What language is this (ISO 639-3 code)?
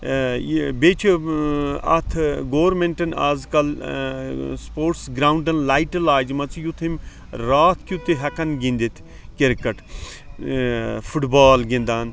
kas